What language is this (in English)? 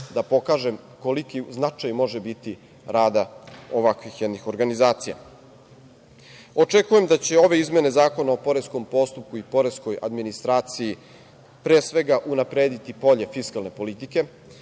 Serbian